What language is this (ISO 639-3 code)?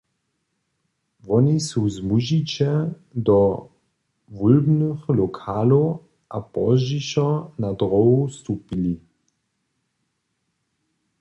hsb